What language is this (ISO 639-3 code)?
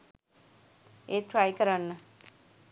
sin